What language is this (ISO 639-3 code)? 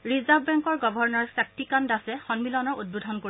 asm